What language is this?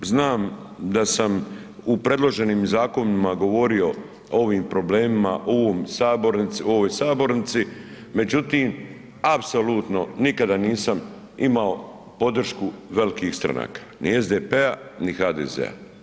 Croatian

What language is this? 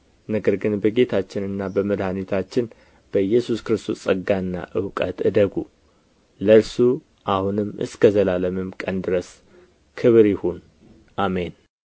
Amharic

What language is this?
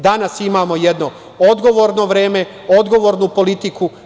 Serbian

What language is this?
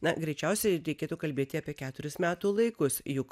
Lithuanian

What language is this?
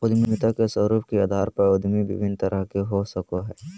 Magahi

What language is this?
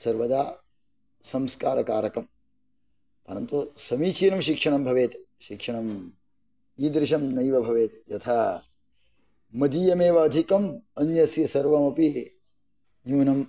Sanskrit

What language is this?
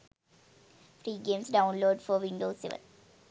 Sinhala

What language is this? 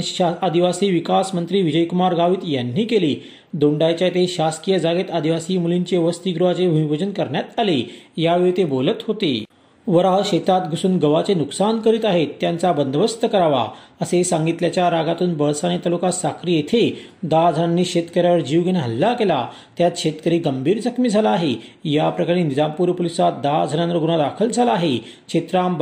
Marathi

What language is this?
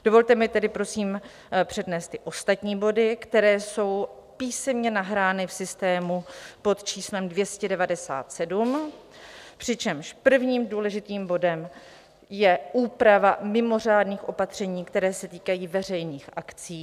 Czech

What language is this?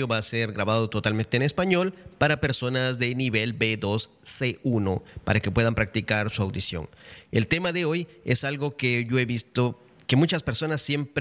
Spanish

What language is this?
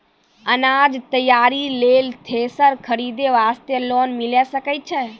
Maithili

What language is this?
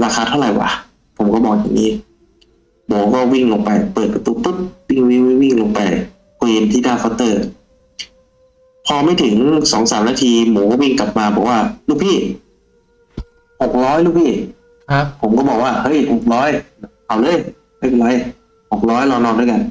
Thai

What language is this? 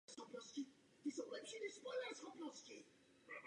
Czech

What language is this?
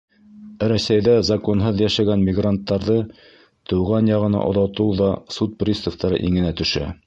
Bashkir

